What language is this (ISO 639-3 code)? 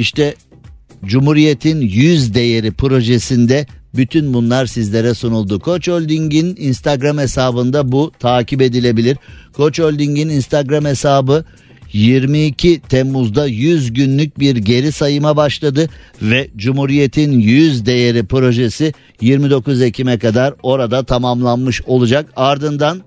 tur